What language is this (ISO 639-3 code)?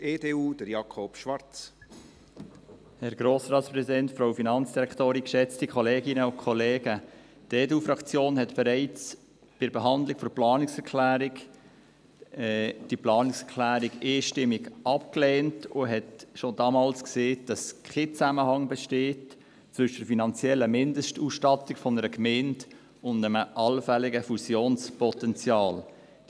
gsw